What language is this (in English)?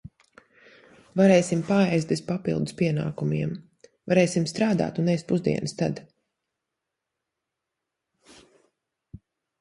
Latvian